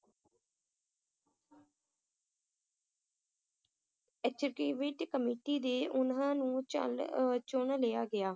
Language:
Punjabi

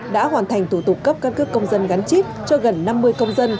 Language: Vietnamese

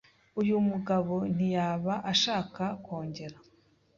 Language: Kinyarwanda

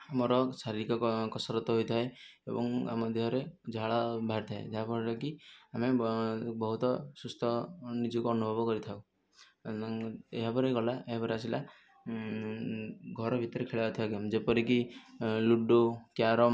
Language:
Odia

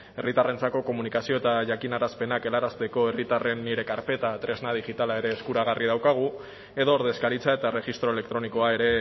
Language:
Basque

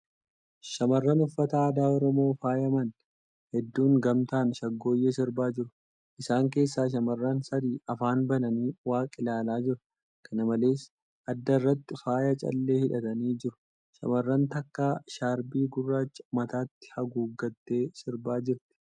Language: Oromo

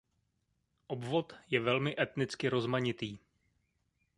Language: Czech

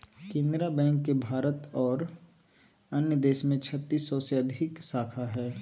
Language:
Magahi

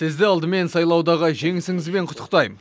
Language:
Kazakh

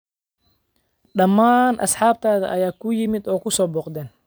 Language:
Somali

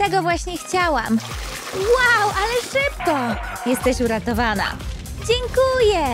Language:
Polish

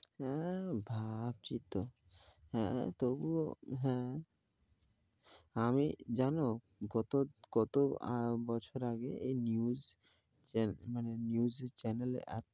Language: Bangla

